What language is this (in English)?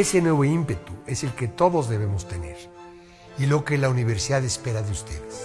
Spanish